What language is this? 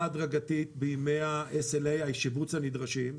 Hebrew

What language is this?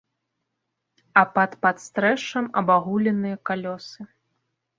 Belarusian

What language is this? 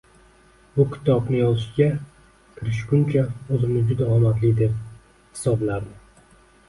Uzbek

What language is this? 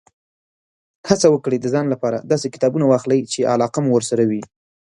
Pashto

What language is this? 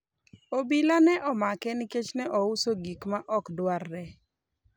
Luo (Kenya and Tanzania)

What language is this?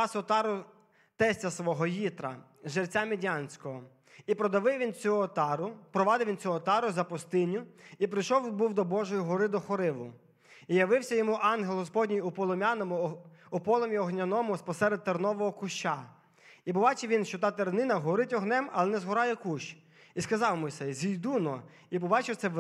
Ukrainian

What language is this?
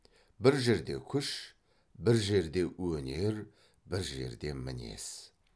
Kazakh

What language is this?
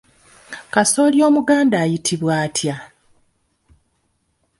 Ganda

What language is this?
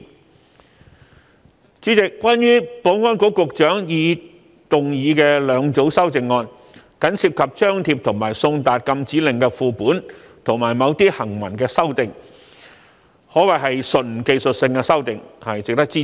Cantonese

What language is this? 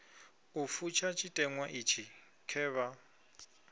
Venda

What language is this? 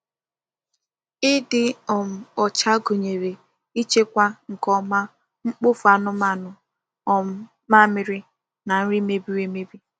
Igbo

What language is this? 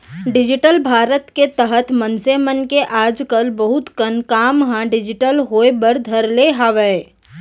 Chhattisgarhi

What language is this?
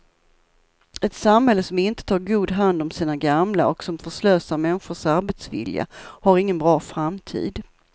Swedish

